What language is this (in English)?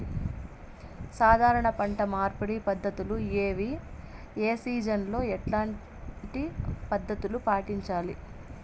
Telugu